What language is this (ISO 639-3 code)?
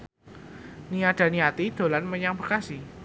jav